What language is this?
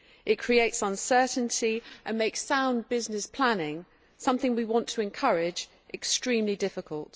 English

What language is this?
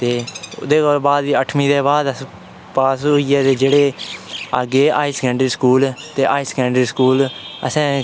Dogri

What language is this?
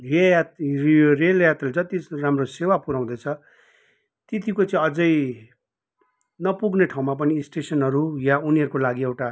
Nepali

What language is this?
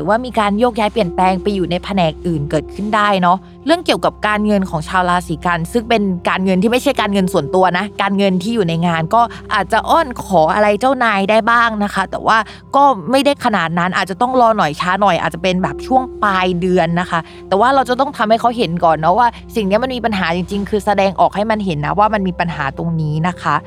Thai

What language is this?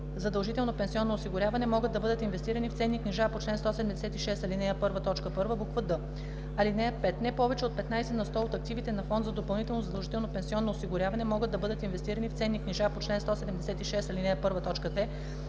Bulgarian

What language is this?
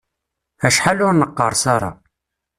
Kabyle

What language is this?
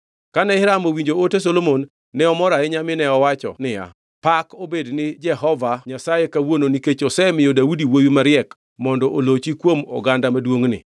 Luo (Kenya and Tanzania)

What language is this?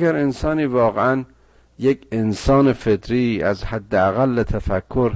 Persian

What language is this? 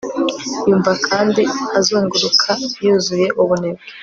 Kinyarwanda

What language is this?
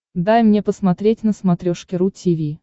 Russian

